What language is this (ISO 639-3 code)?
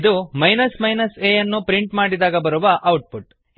kan